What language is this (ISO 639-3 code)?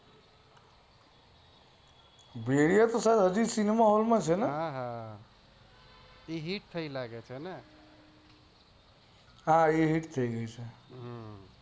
guj